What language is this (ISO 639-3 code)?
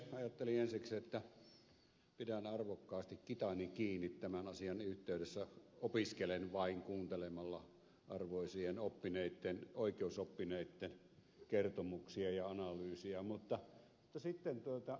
fin